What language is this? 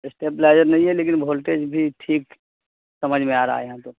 Urdu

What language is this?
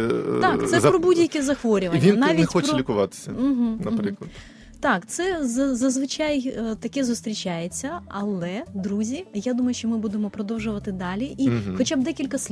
Ukrainian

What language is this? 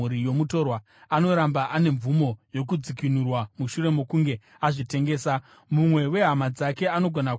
Shona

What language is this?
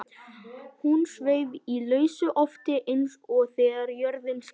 Icelandic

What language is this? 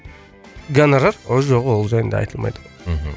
Kazakh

